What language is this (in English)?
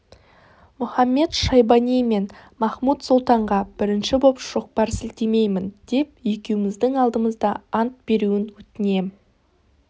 Kazakh